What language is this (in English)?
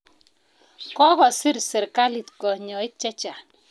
Kalenjin